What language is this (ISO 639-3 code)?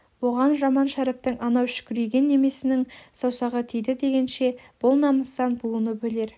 kaz